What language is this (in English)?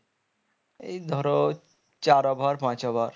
Bangla